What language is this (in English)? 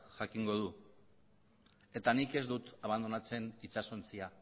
Basque